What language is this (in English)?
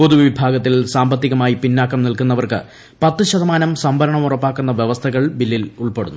Malayalam